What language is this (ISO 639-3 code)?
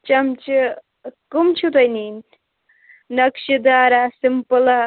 kas